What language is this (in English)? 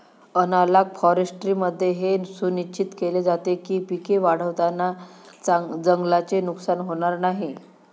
Marathi